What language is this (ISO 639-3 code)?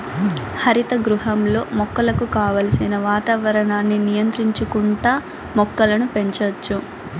tel